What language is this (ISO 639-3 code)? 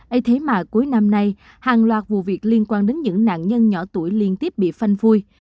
vie